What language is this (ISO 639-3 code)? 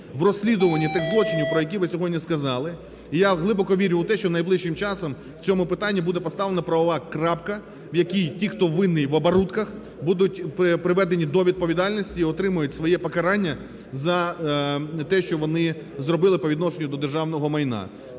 ukr